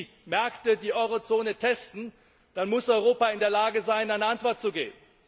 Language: German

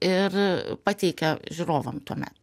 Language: Lithuanian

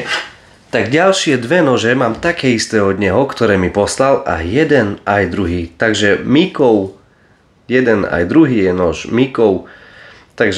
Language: Slovak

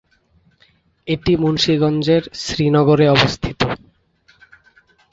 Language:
Bangla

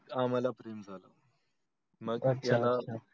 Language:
Marathi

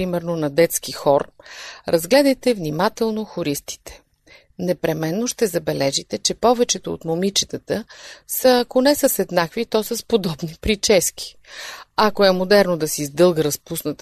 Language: Bulgarian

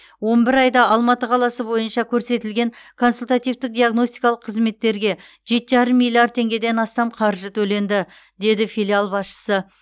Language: Kazakh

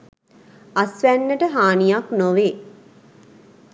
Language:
Sinhala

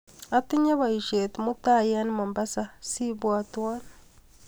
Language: Kalenjin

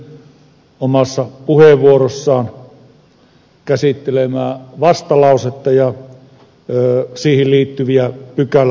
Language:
Finnish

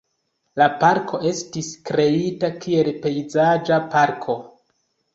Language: Esperanto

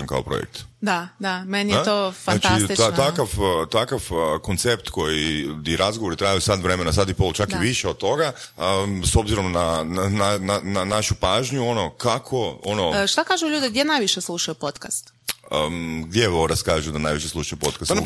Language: Croatian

